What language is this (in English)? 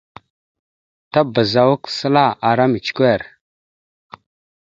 Mada (Cameroon)